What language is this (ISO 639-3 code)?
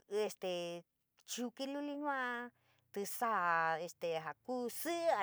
mig